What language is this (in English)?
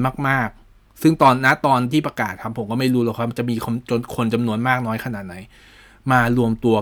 Thai